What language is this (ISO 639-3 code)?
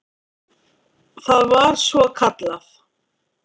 isl